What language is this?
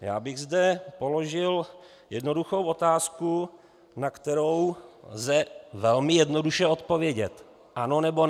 Czech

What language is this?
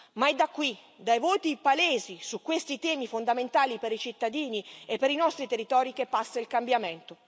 Italian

